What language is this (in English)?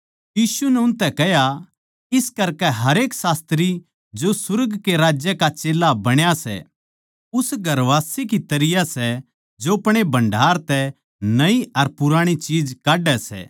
Haryanvi